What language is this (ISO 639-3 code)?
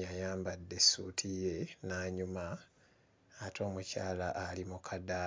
lug